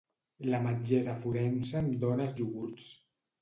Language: Catalan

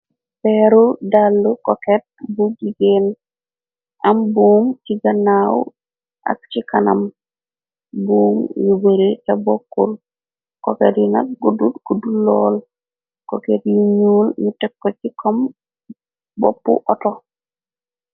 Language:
Wolof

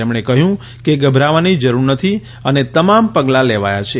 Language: Gujarati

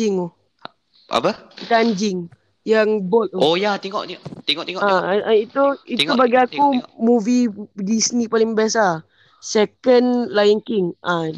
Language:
Malay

